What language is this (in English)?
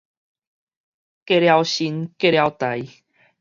Min Nan Chinese